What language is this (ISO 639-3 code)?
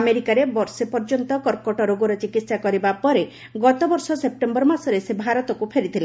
ori